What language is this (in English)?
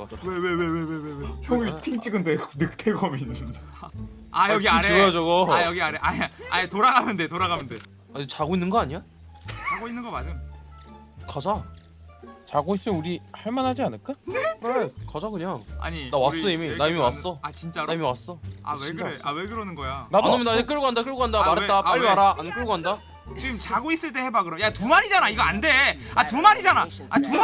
Korean